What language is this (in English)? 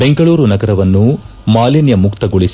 Kannada